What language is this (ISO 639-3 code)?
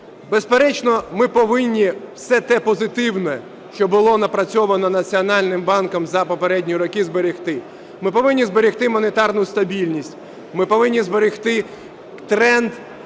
ukr